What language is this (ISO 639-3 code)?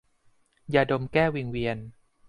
tha